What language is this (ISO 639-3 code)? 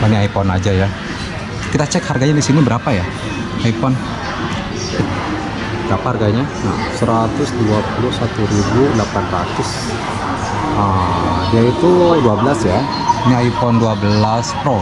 ind